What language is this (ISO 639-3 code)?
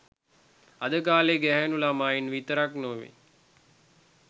sin